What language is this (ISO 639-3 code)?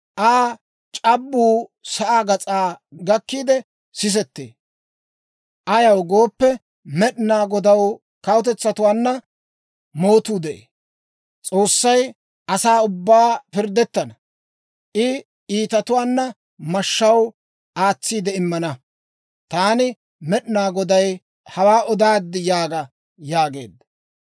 dwr